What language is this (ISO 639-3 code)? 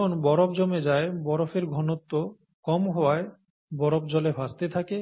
ben